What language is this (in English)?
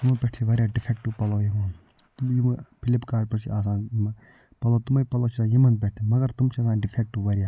Kashmiri